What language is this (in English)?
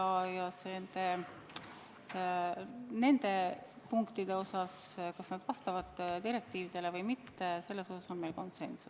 Estonian